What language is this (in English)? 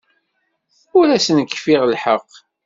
Kabyle